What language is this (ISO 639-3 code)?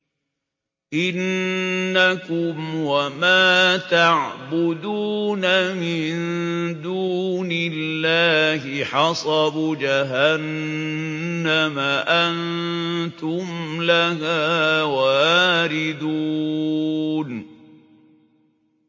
ara